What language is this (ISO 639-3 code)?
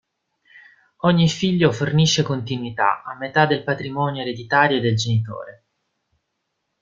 ita